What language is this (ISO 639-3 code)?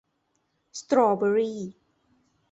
tha